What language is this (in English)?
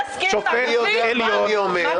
Hebrew